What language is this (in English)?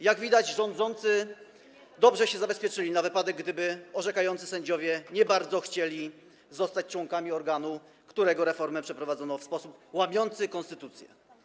Polish